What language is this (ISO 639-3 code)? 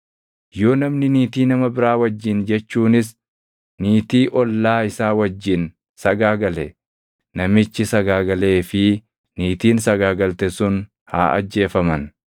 orm